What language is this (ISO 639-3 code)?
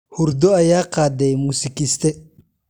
som